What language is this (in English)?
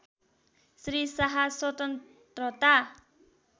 Nepali